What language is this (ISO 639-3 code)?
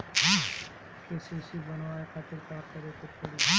bho